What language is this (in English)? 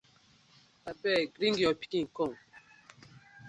Nigerian Pidgin